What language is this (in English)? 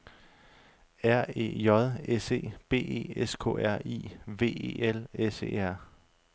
Danish